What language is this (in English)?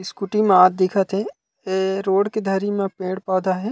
Chhattisgarhi